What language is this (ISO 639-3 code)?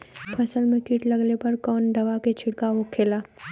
bho